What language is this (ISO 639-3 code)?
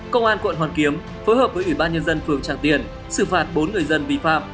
vie